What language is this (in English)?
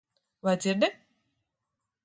Latvian